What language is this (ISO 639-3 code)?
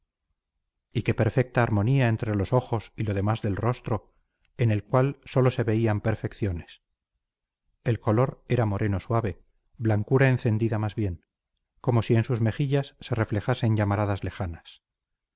spa